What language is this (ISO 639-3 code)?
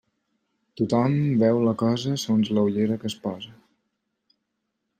cat